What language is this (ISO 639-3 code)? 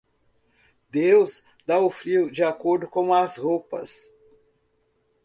por